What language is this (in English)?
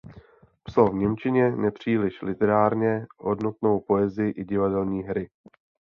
Czech